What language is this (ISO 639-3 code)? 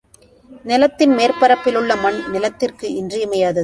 tam